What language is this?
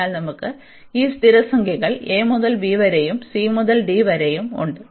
Malayalam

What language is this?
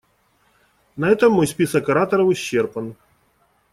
Russian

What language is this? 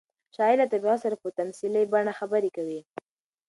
Pashto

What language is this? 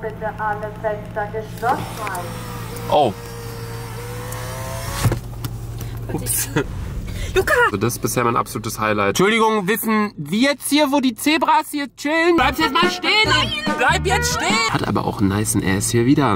German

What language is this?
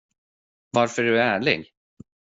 Swedish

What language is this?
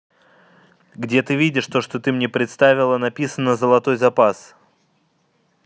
Russian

